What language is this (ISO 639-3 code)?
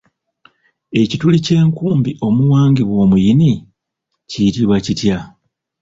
lug